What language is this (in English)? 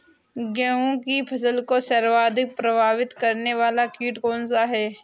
Hindi